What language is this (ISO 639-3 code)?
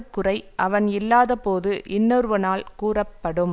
tam